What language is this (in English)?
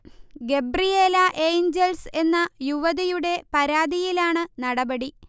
Malayalam